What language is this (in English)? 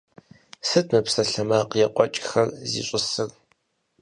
Kabardian